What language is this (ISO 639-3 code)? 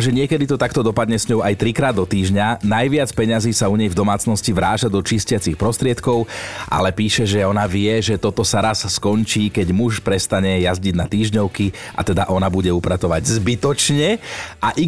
slk